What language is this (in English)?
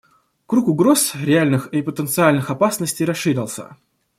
Russian